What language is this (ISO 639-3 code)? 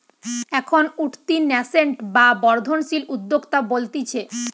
ben